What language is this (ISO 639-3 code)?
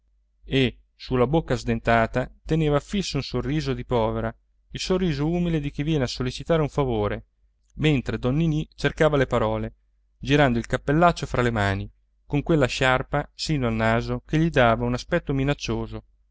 ita